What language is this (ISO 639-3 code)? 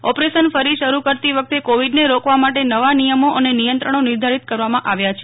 guj